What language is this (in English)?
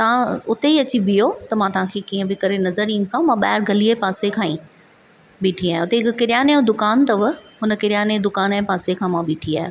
Sindhi